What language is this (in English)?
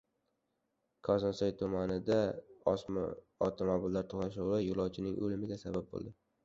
Uzbek